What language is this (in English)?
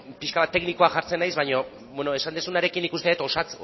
Basque